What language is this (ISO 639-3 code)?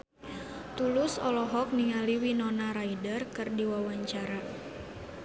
sun